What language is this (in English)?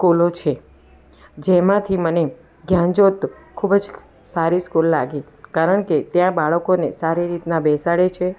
Gujarati